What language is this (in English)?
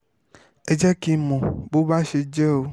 Yoruba